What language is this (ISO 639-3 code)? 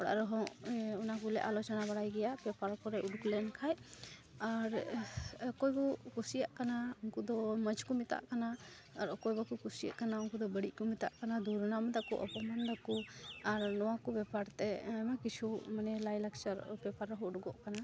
sat